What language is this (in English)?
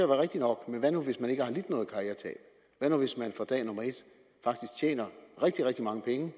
Danish